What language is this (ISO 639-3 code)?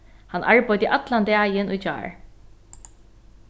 fao